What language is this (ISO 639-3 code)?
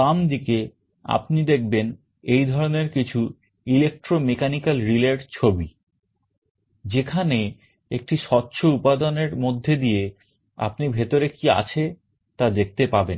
ben